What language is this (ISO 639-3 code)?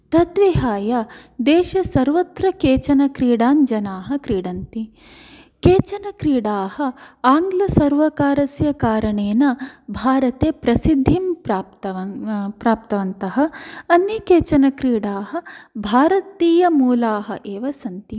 san